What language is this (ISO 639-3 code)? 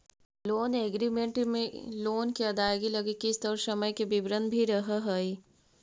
mag